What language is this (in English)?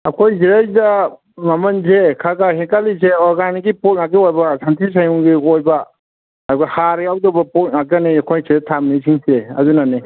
Manipuri